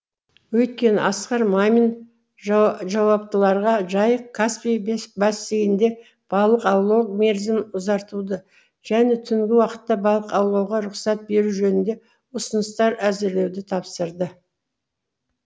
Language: Kazakh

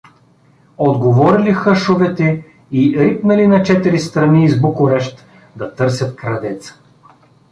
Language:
Bulgarian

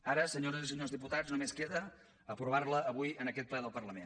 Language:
Catalan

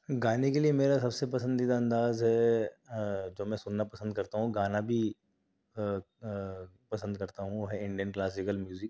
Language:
Urdu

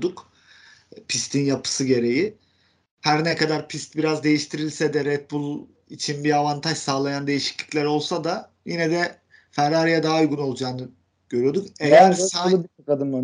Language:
Turkish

